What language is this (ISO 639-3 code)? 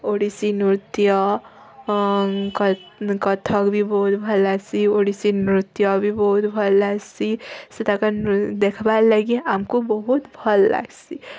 ori